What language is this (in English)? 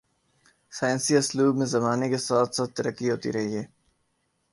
Urdu